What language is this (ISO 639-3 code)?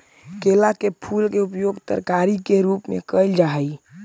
mag